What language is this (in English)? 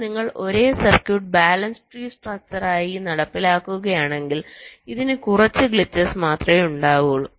Malayalam